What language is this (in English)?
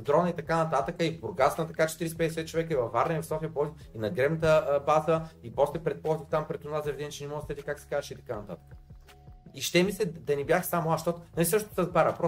Bulgarian